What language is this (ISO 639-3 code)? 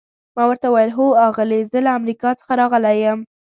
pus